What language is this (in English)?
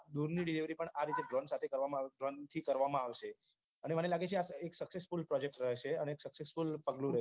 Gujarati